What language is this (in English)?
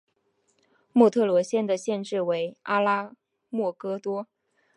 Chinese